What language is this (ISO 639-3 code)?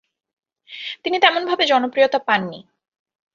ben